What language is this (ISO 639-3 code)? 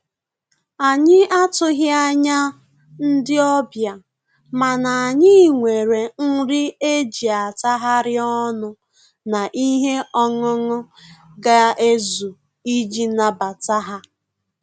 ibo